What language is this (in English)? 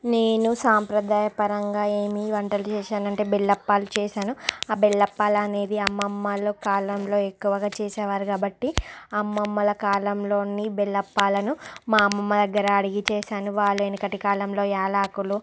Telugu